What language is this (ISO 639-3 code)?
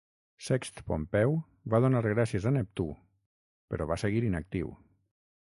cat